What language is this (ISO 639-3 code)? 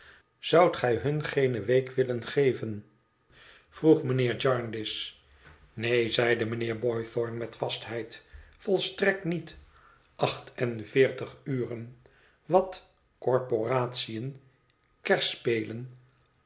nld